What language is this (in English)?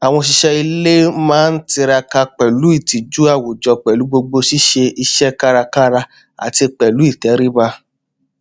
Yoruba